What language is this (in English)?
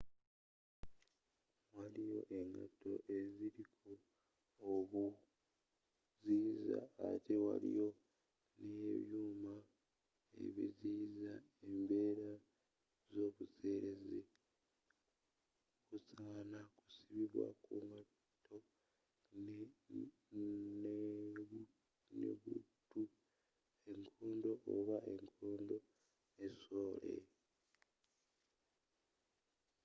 Ganda